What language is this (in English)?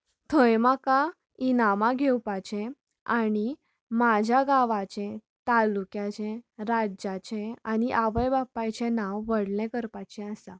Konkani